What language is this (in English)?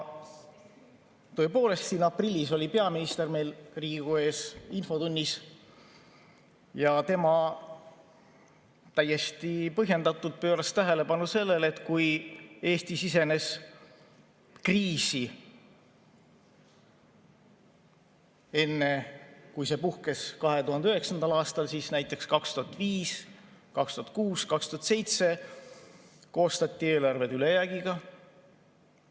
Estonian